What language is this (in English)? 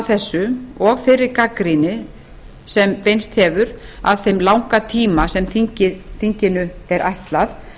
Icelandic